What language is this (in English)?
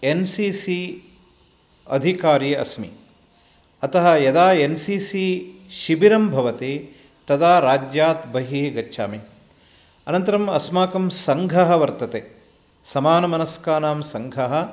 Sanskrit